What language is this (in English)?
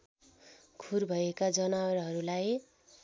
Nepali